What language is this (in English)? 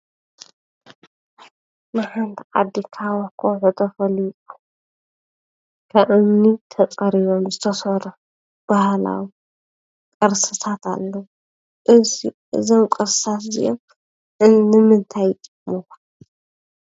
Tigrinya